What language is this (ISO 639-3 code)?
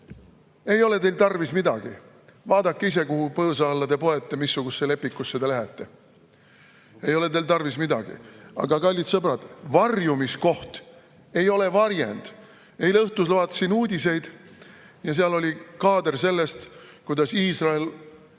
est